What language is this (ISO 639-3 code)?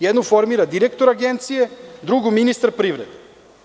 srp